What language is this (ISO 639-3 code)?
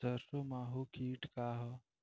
bho